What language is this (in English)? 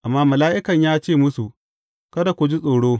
Hausa